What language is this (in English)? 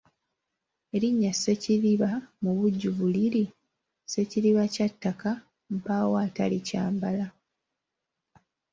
Ganda